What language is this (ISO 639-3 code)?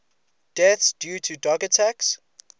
eng